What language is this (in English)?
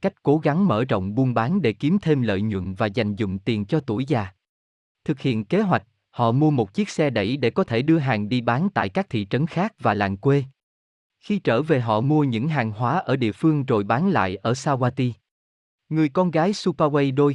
Vietnamese